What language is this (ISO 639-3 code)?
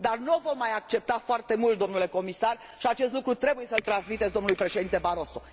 ron